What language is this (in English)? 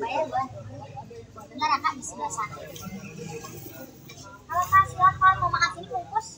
Indonesian